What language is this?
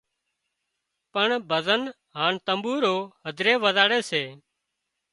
Wadiyara Koli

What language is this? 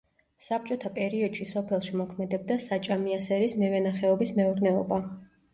Georgian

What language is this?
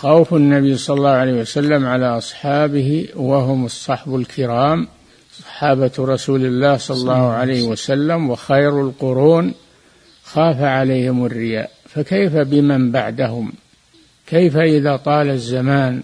Arabic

